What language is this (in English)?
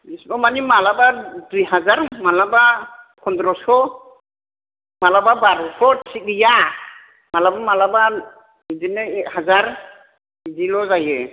Bodo